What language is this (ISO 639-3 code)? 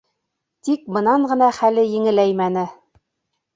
bak